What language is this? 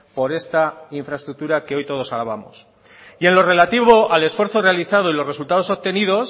Spanish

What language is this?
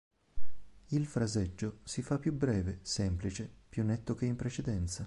Italian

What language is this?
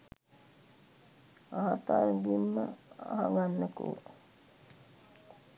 Sinhala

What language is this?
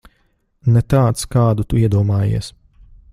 Latvian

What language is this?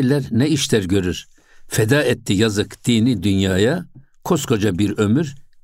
Turkish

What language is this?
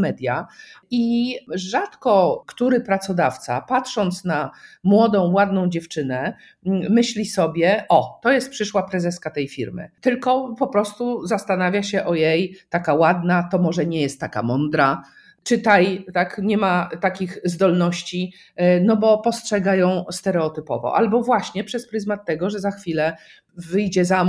Polish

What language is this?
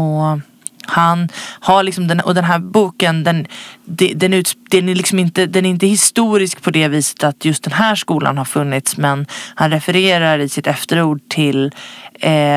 Swedish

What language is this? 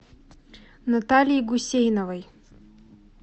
Russian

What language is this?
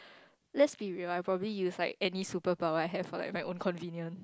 English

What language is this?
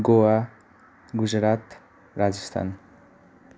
Nepali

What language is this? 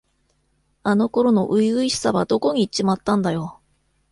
Japanese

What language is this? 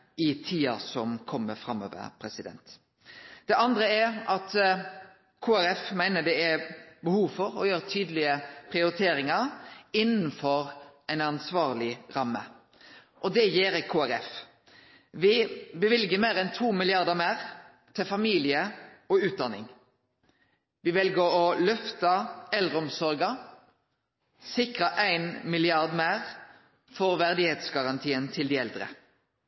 Norwegian Nynorsk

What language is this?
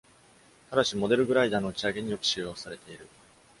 Japanese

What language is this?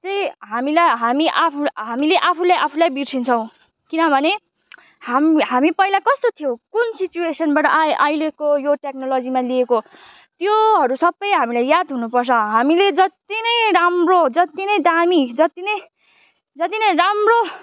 Nepali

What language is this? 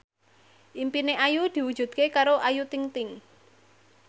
Javanese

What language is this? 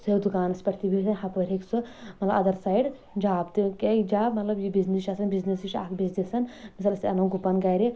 Kashmiri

